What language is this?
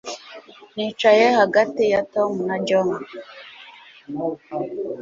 Kinyarwanda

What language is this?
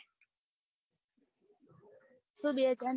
Gujarati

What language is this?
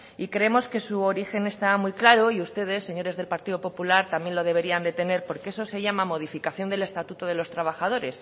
Spanish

